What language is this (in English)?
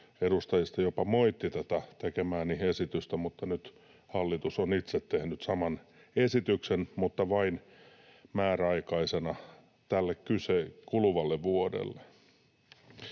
Finnish